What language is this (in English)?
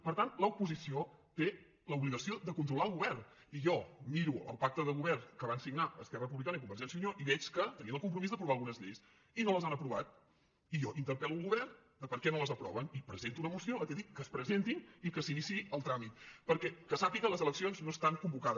Catalan